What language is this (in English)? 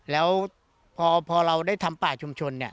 Thai